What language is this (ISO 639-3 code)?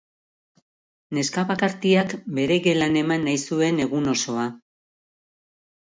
eus